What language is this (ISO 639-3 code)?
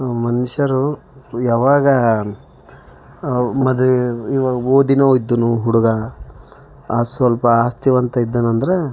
kan